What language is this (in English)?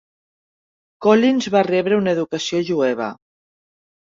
Catalan